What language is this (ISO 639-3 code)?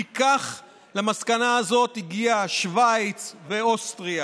heb